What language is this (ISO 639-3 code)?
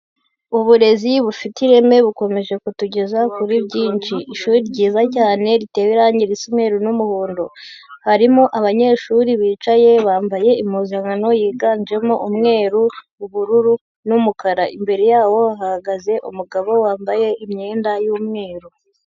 kin